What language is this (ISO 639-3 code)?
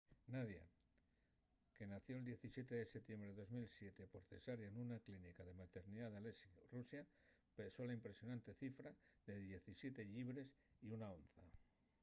ast